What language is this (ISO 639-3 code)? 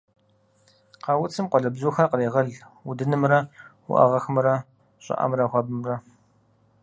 kbd